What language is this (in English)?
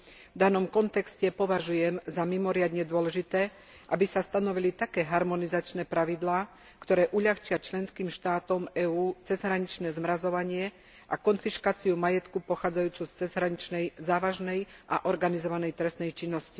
Slovak